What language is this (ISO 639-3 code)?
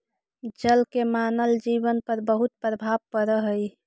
mag